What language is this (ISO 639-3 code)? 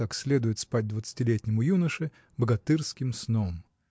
rus